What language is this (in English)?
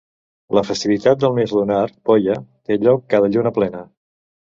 Catalan